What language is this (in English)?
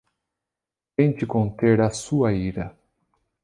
Portuguese